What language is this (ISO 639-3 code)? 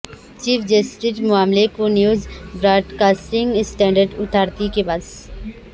urd